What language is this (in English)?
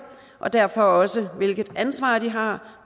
Danish